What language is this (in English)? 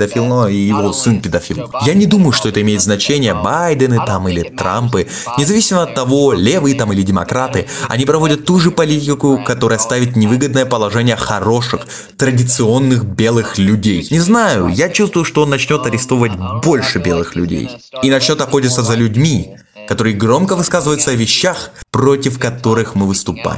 Russian